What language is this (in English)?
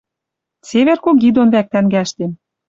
Western Mari